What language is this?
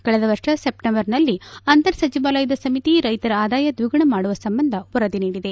Kannada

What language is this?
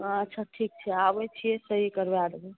Maithili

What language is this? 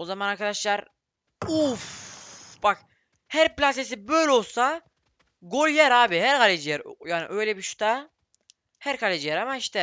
Turkish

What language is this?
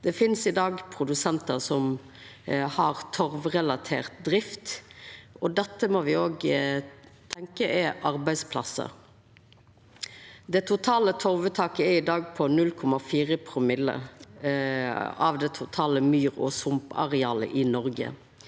Norwegian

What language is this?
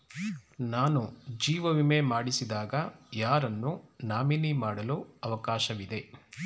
Kannada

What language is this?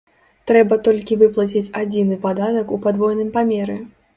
Belarusian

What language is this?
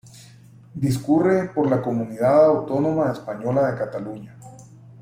Spanish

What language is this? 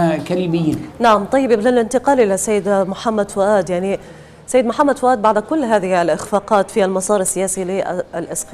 Arabic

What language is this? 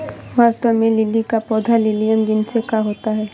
Hindi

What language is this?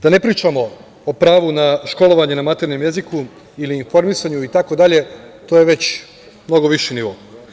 Serbian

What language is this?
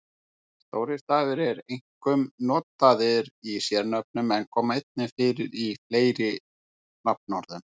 Icelandic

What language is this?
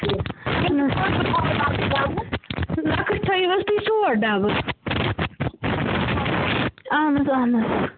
Kashmiri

